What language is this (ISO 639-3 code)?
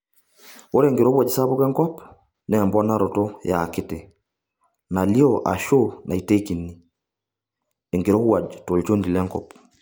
mas